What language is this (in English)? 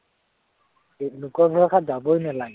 Assamese